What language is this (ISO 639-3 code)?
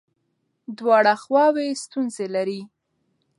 pus